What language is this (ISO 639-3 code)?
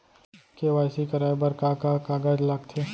hne